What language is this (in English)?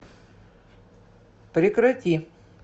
Russian